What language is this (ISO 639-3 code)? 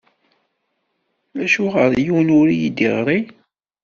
kab